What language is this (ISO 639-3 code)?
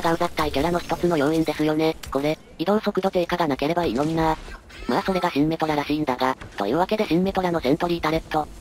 jpn